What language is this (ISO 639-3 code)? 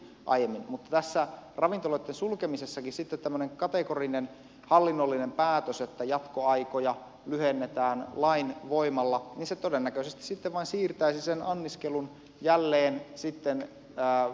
fin